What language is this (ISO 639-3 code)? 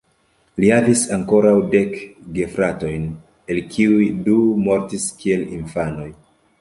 epo